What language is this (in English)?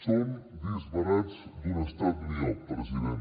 Catalan